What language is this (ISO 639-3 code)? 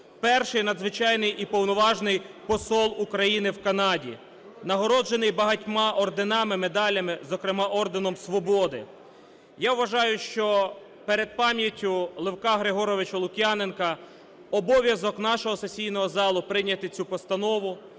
ukr